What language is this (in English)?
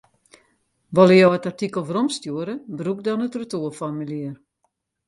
Western Frisian